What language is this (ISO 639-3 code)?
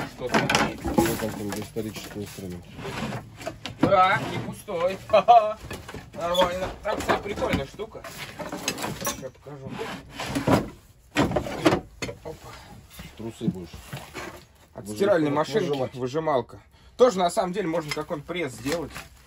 rus